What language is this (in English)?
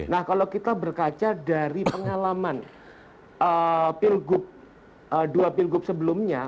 Indonesian